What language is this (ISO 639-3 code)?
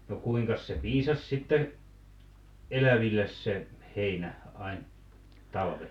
fin